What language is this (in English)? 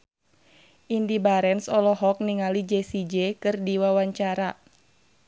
Sundanese